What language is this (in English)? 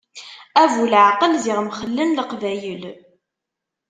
Kabyle